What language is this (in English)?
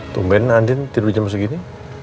Indonesian